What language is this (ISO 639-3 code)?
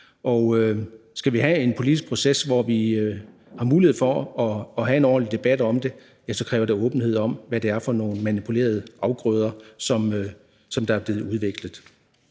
dan